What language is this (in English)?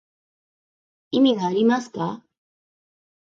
Japanese